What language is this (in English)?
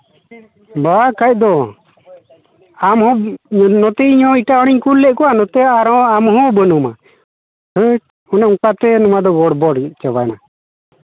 Santali